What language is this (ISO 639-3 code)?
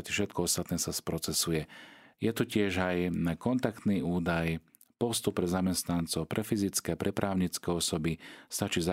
slk